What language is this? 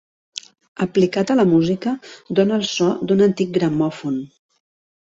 Catalan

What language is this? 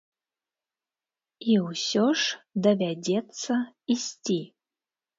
Belarusian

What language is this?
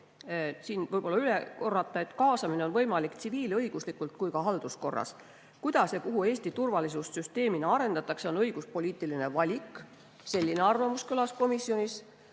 Estonian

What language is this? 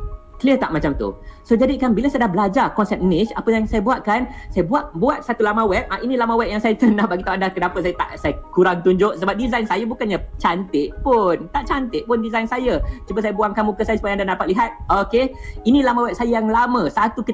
Malay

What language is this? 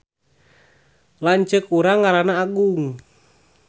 Sundanese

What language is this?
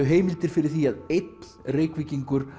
Icelandic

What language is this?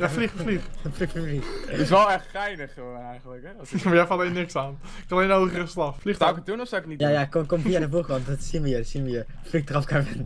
Dutch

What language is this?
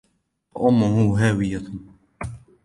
Arabic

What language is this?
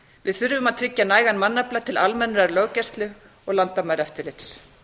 Icelandic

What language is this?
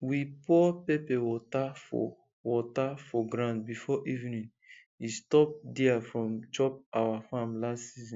Nigerian Pidgin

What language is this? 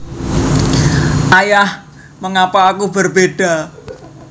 Javanese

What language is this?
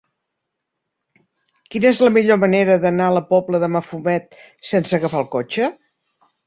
Catalan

